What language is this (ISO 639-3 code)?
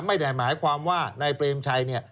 tha